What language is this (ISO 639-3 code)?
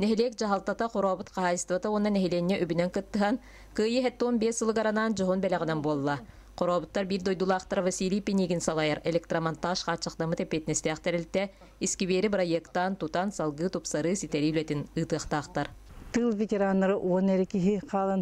rus